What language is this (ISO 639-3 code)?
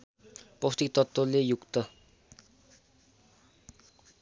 nep